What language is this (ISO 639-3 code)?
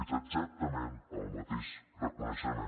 cat